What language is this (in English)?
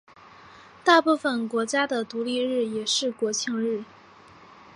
Chinese